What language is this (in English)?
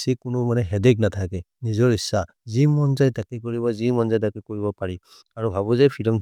Maria (India)